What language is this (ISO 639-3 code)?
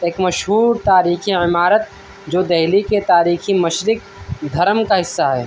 urd